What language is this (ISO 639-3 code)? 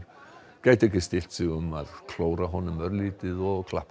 isl